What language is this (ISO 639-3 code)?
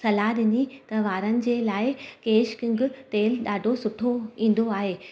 snd